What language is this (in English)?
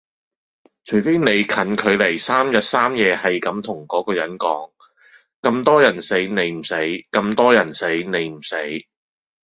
Cantonese